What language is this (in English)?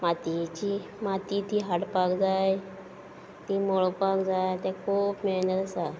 Konkani